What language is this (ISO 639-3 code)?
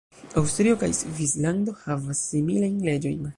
epo